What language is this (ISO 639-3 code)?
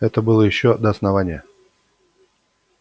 rus